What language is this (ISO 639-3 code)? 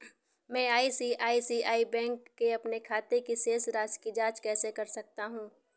hin